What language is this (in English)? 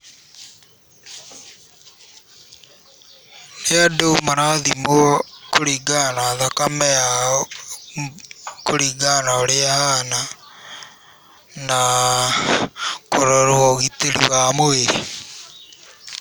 Kikuyu